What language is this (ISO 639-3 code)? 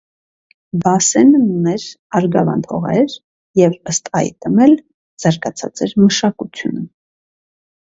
hye